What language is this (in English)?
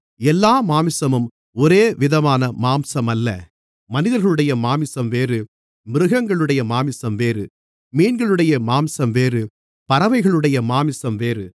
Tamil